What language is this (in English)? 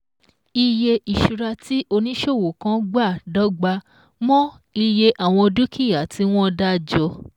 Yoruba